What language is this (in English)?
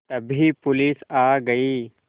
Hindi